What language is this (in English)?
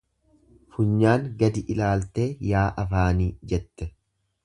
Oromo